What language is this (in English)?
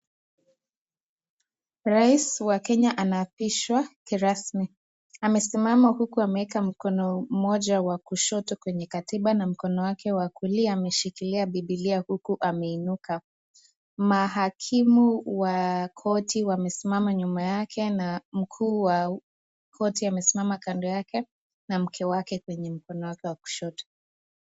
Swahili